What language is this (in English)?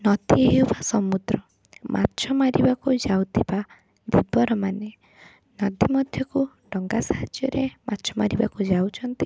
Odia